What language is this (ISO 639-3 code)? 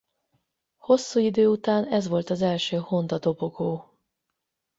hun